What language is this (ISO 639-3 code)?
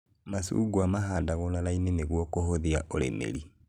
kik